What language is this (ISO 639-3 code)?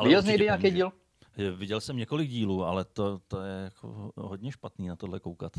ces